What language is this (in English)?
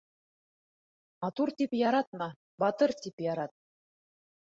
Bashkir